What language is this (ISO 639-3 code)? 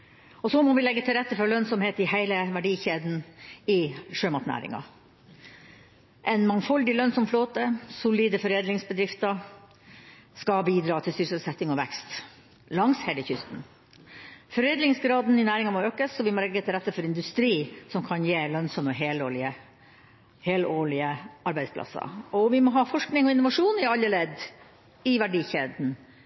nob